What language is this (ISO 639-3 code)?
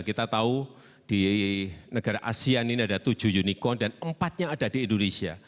ind